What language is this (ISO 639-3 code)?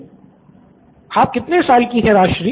hin